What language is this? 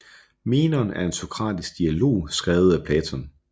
Danish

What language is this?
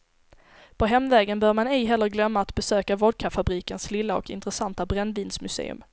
Swedish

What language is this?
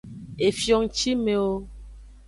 Aja (Benin)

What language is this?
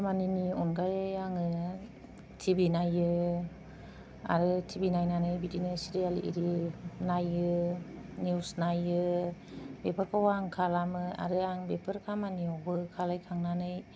Bodo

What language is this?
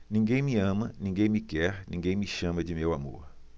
Portuguese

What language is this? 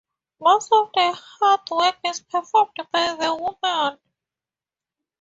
English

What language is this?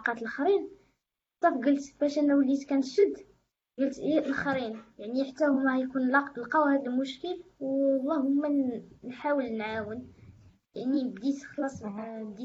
Arabic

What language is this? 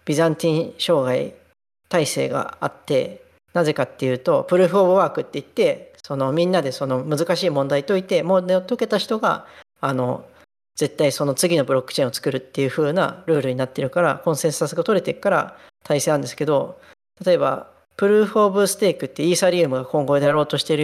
Japanese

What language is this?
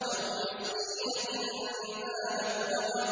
Arabic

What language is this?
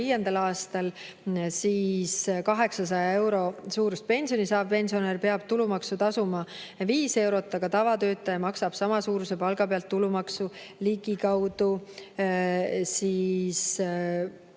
Estonian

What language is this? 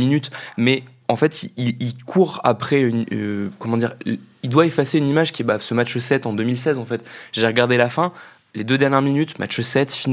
French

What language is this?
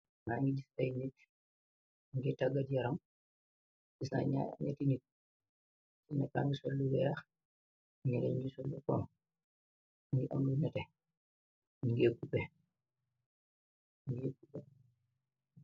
Wolof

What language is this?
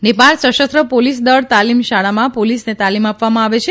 Gujarati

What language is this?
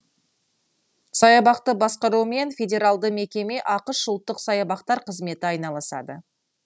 Kazakh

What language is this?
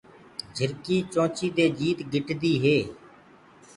Gurgula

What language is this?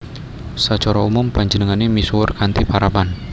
Javanese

